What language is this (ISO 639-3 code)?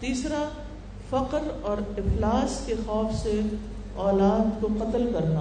urd